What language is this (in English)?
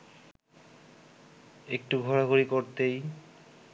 Bangla